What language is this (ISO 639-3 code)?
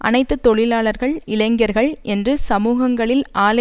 tam